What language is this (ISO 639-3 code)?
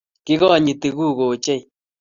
kln